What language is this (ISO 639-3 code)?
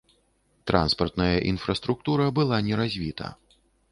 bel